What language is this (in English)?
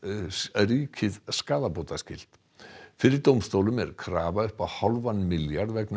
Icelandic